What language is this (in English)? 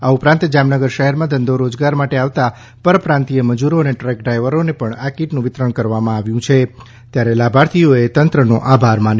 Gujarati